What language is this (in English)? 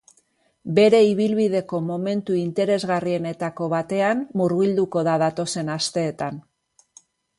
Basque